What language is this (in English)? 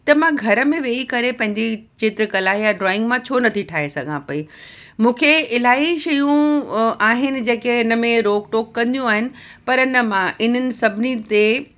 Sindhi